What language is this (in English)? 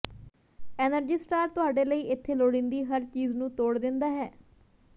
Punjabi